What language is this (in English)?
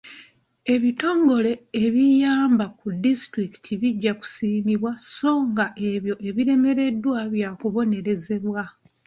Ganda